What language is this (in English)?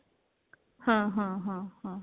Punjabi